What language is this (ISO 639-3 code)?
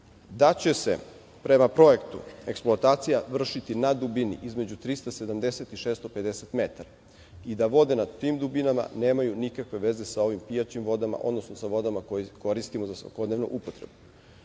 srp